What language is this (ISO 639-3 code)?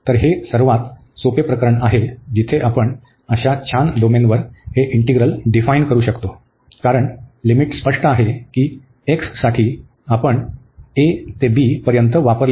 mar